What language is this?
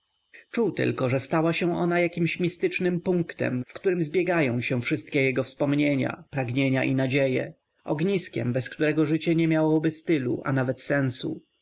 Polish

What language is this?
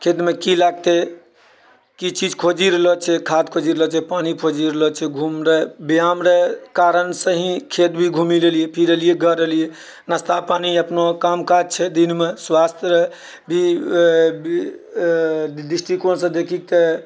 Maithili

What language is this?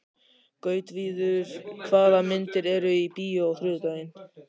Icelandic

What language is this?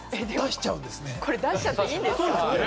Japanese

